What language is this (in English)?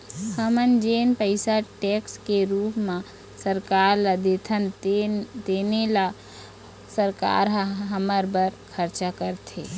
Chhattisgarhi